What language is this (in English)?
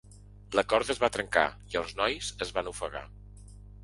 Catalan